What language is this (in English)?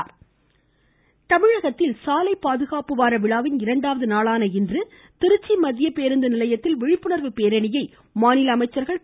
Tamil